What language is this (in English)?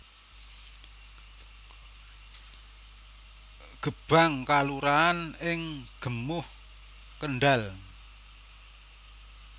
Javanese